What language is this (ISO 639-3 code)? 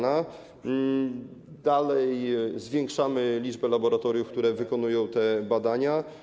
pol